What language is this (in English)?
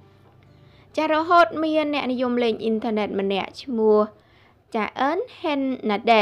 Thai